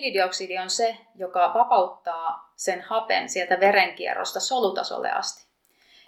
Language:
Finnish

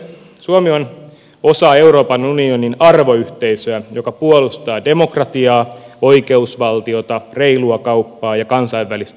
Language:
Finnish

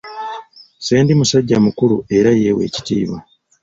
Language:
Ganda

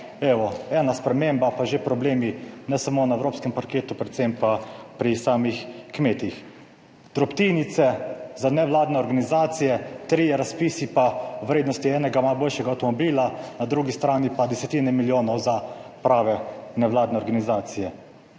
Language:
Slovenian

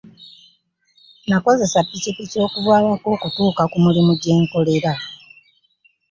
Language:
Ganda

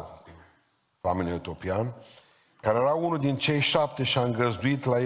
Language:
Romanian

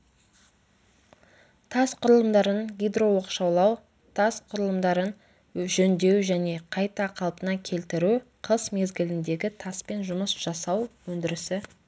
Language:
Kazakh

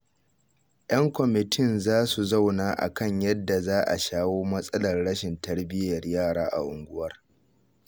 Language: Hausa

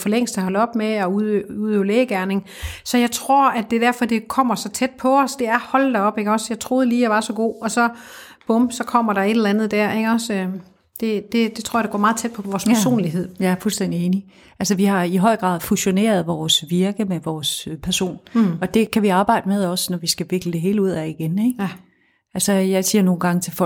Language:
Danish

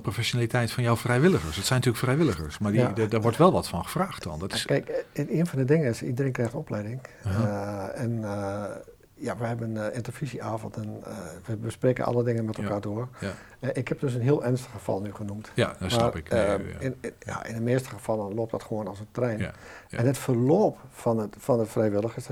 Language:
Dutch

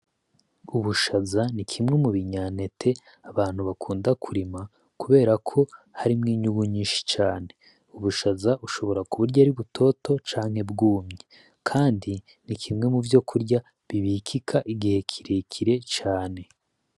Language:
Rundi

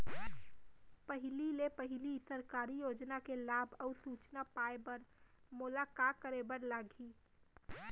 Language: Chhattisgarhi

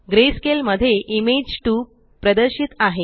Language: Marathi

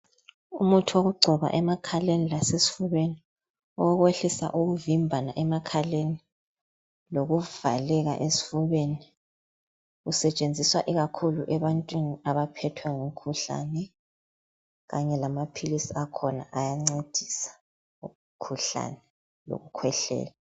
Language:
North Ndebele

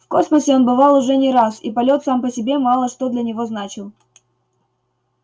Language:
Russian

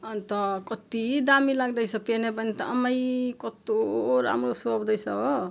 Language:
Nepali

